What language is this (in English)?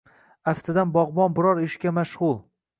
Uzbek